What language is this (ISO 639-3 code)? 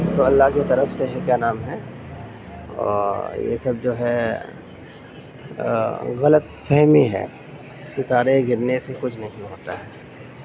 urd